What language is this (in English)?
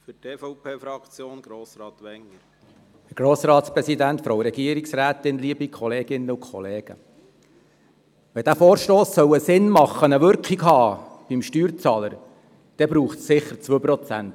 Swiss German